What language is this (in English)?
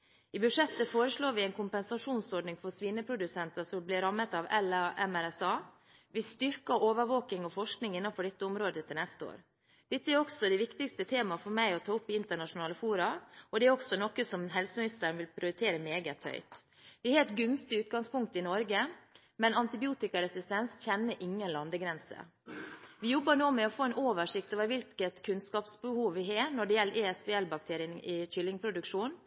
Norwegian Bokmål